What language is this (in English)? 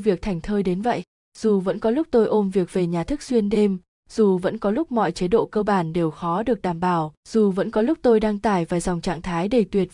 Vietnamese